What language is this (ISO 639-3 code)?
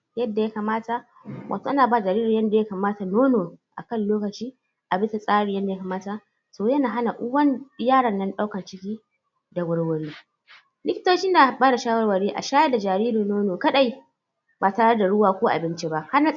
hau